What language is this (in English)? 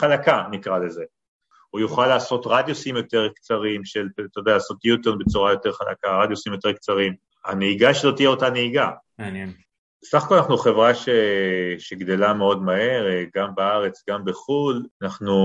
Hebrew